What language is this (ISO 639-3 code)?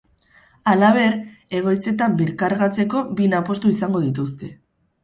eus